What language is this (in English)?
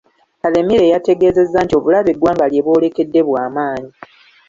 Ganda